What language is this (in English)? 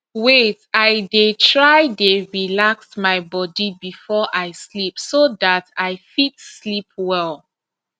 Nigerian Pidgin